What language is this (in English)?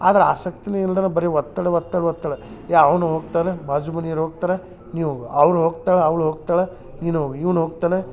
Kannada